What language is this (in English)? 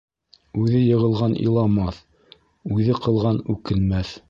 Bashkir